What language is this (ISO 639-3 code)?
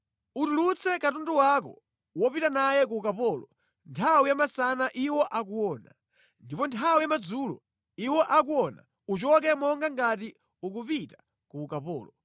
nya